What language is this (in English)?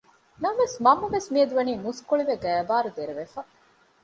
Divehi